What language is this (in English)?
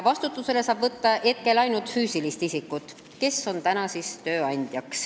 Estonian